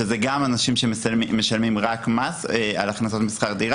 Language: Hebrew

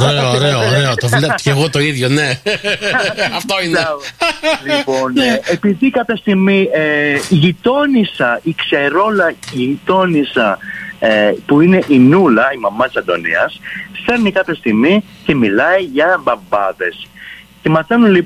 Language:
Greek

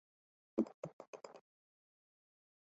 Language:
Chinese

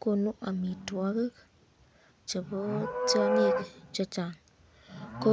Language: Kalenjin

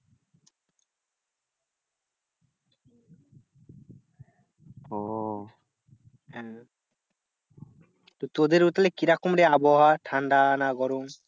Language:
Bangla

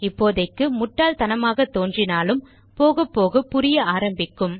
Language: Tamil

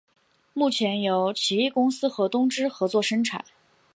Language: Chinese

